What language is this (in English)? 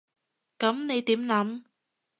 Cantonese